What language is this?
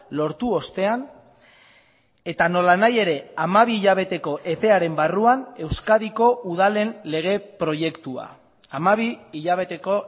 Basque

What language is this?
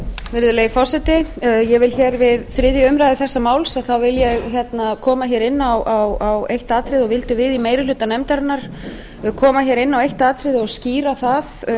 Icelandic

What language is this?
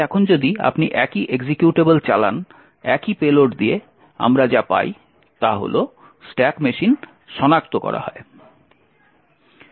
Bangla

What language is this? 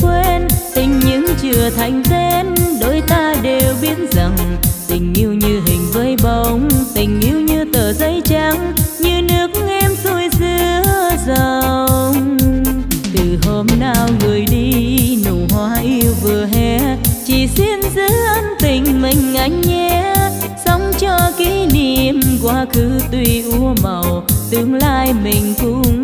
Vietnamese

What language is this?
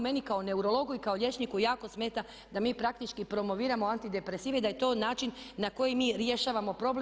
Croatian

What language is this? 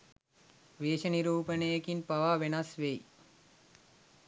Sinhala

